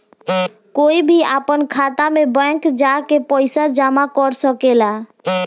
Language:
Bhojpuri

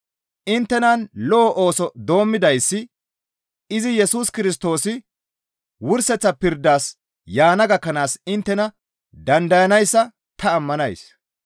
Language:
Gamo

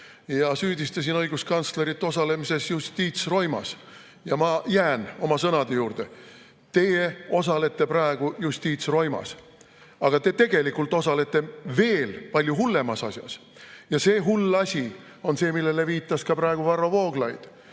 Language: Estonian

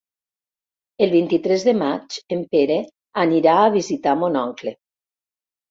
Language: Catalan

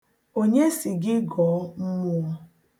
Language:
Igbo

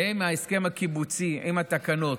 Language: Hebrew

